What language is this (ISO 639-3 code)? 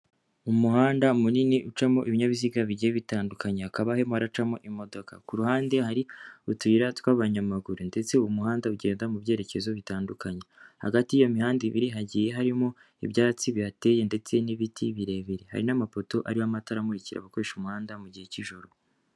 kin